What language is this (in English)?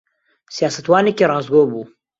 Central Kurdish